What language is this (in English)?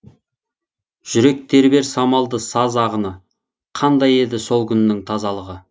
Kazakh